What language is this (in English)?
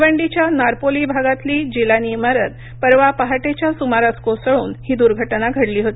Marathi